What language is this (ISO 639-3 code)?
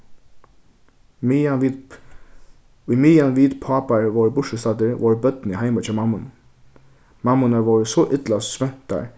fao